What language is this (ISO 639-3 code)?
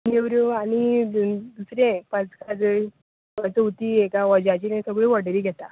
kok